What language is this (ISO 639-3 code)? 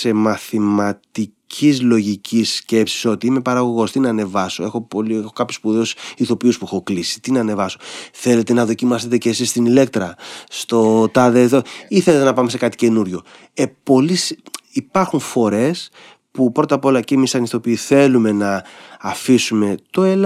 ell